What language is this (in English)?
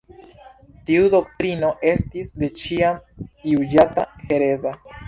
Esperanto